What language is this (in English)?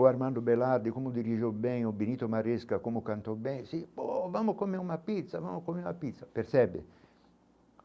Portuguese